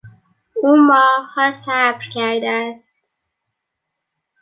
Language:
Persian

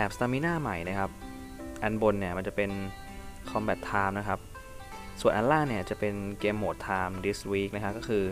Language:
Thai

